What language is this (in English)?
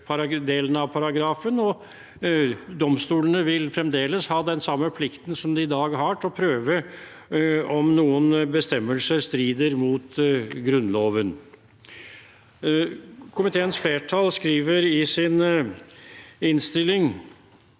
Norwegian